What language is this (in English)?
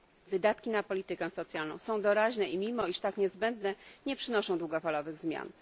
Polish